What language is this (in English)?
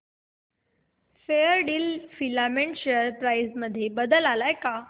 Marathi